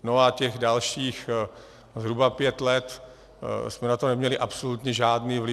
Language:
Czech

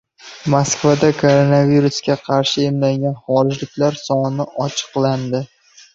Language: Uzbek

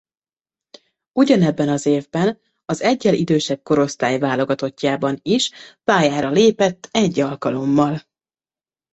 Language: Hungarian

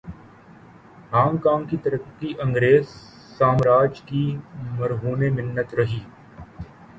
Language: Urdu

